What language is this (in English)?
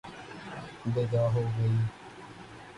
Urdu